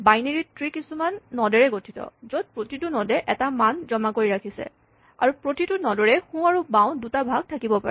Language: Assamese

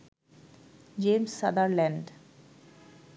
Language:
Bangla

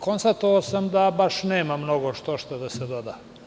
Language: Serbian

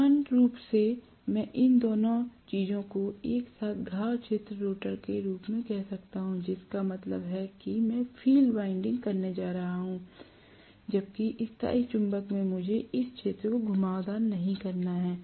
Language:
Hindi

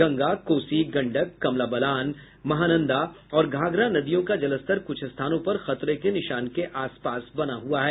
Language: Hindi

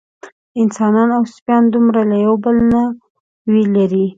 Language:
Pashto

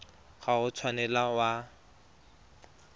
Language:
Tswana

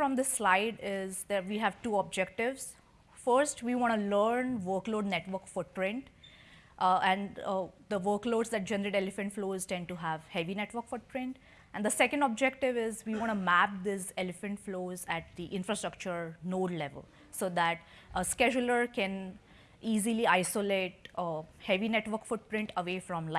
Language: English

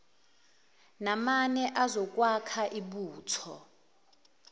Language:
Zulu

